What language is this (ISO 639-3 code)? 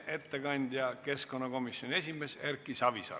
est